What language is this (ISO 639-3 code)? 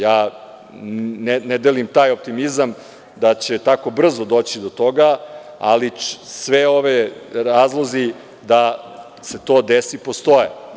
srp